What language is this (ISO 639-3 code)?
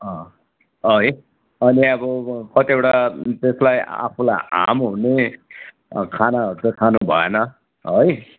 nep